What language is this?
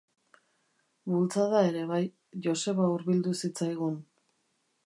Basque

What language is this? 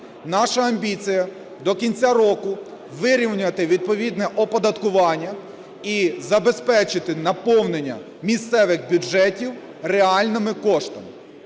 Ukrainian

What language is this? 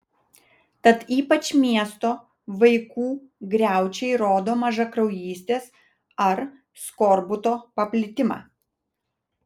Lithuanian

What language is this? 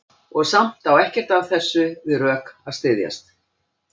Icelandic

